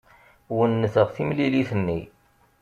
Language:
Kabyle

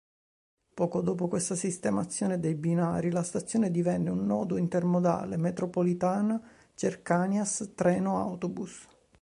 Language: Italian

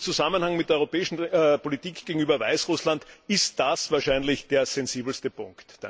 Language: German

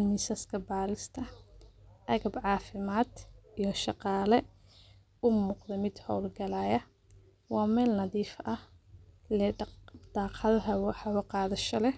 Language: Somali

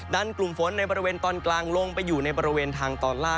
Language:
Thai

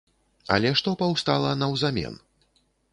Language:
Belarusian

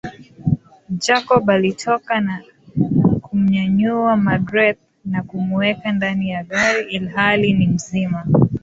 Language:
Swahili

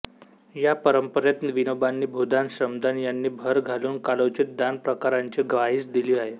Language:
Marathi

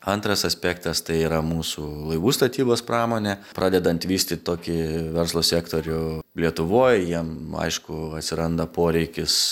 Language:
Lithuanian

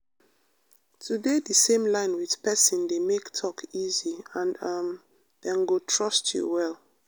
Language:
Nigerian Pidgin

